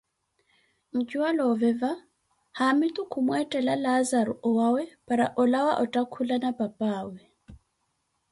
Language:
Koti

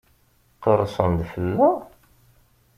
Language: Kabyle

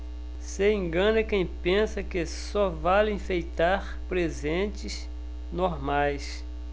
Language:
Portuguese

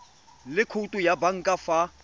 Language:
Tswana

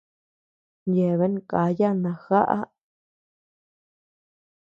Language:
Tepeuxila Cuicatec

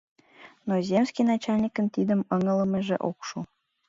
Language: Mari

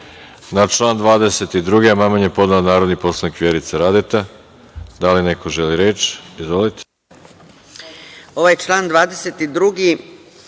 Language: Serbian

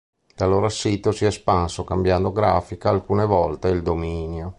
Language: Italian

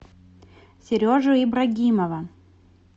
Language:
Russian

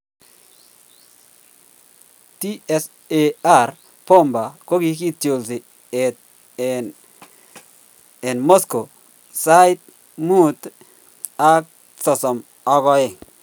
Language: Kalenjin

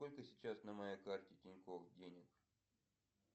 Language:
Russian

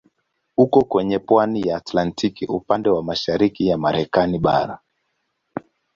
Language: Swahili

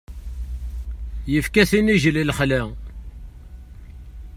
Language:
Kabyle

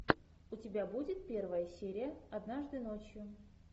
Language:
Russian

